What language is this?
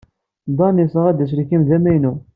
Kabyle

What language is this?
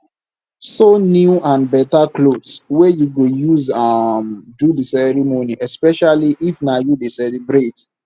Nigerian Pidgin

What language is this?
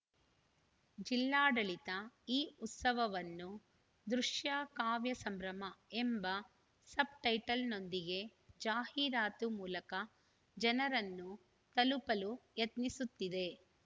Kannada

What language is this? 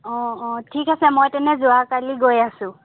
Assamese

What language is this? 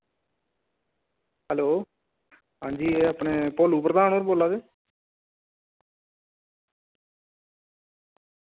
Dogri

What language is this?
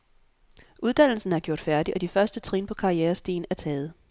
Danish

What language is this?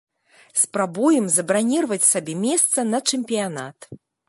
Belarusian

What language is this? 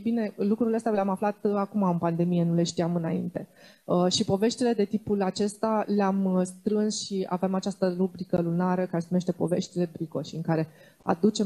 Romanian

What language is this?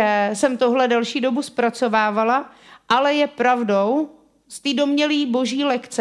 Czech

